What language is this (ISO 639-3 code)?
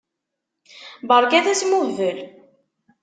kab